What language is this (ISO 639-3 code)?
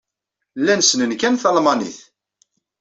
kab